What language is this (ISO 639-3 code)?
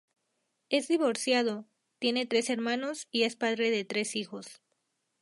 spa